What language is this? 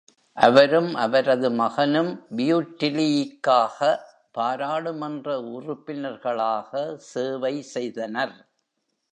Tamil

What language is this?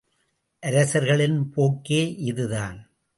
Tamil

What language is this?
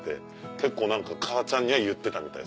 Japanese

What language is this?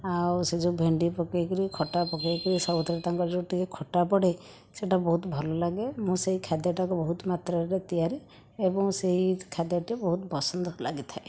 Odia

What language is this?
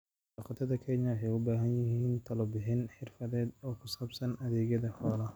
Somali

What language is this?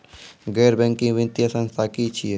Maithili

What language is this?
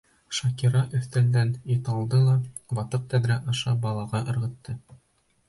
Bashkir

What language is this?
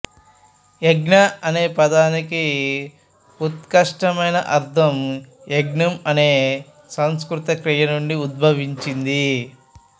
Telugu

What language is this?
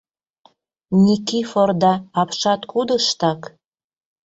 Mari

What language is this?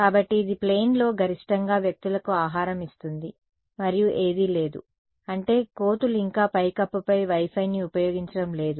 Telugu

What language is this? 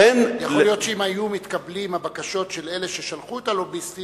Hebrew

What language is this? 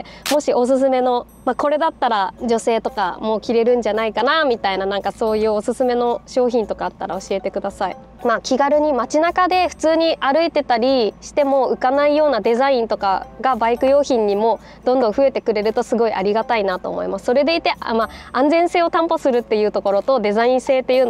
Japanese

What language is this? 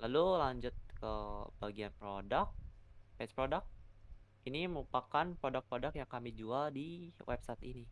Indonesian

